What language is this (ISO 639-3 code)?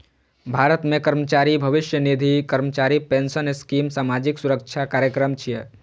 mai